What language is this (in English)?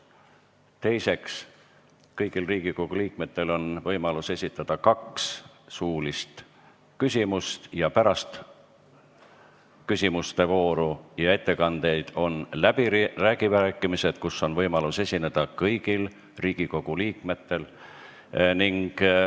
Estonian